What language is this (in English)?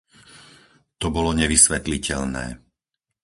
Slovak